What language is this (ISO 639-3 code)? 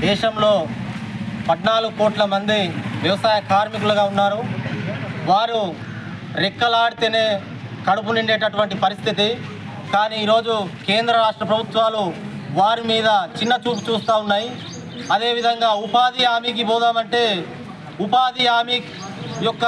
tel